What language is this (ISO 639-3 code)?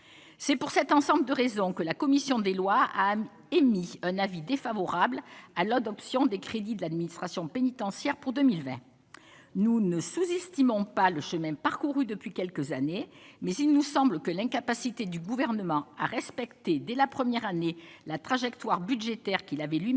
fra